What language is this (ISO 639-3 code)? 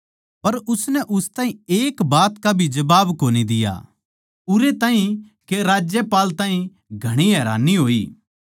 bgc